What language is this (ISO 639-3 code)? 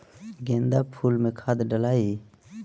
bho